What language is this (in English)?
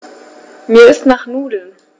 German